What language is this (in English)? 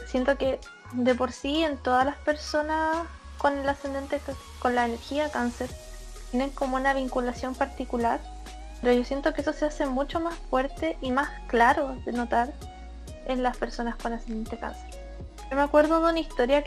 Spanish